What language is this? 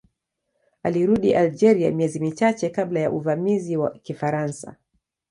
Swahili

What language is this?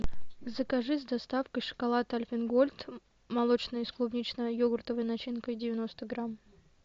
Russian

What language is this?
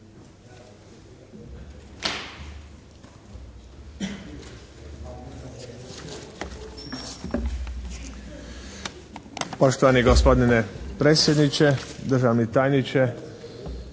Croatian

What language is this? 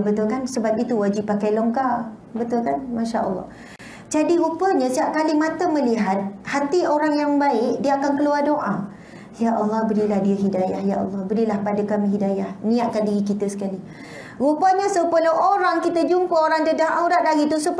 Malay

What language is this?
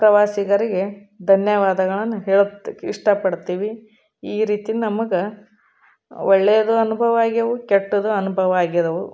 Kannada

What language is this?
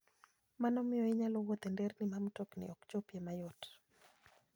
Luo (Kenya and Tanzania)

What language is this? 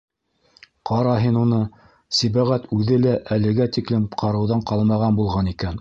Bashkir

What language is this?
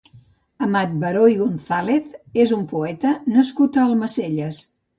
Catalan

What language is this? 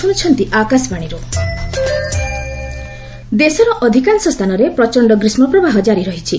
Odia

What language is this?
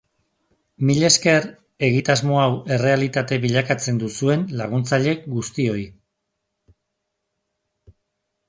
Basque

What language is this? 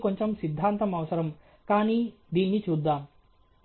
Telugu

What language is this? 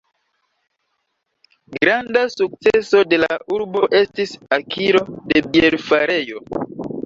Esperanto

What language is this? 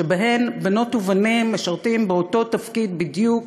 Hebrew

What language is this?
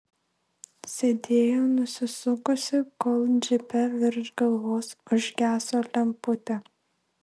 Lithuanian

